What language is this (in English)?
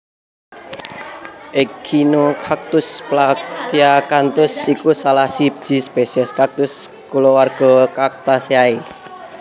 Javanese